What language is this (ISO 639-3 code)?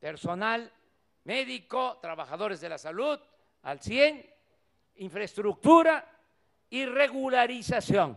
spa